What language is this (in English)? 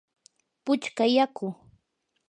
Yanahuanca Pasco Quechua